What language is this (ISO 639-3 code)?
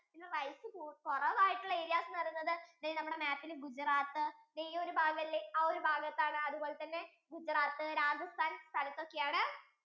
mal